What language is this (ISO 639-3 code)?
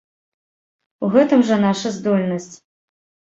bel